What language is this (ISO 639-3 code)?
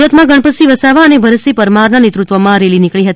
guj